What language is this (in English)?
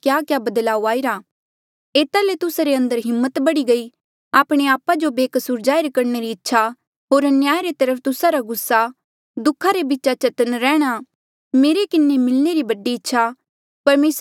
Mandeali